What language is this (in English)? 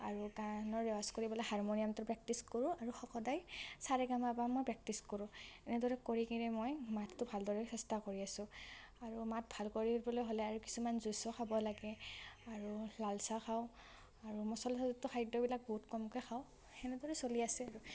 Assamese